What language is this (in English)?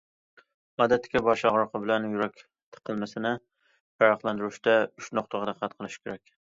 Uyghur